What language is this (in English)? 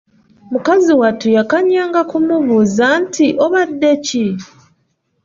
Ganda